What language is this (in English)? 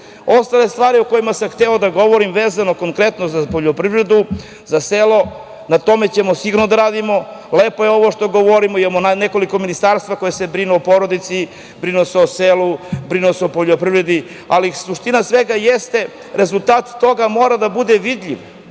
Serbian